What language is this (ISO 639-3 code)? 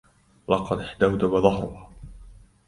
ara